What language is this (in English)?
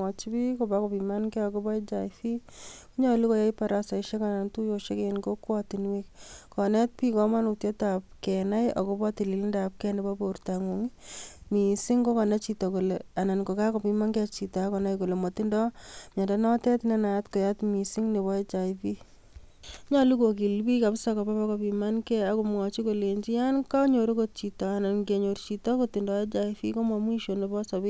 Kalenjin